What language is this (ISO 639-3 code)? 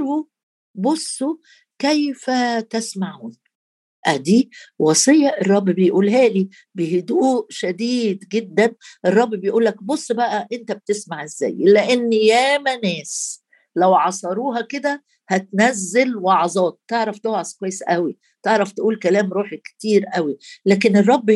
ara